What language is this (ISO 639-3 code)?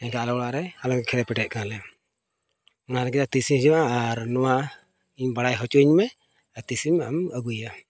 sat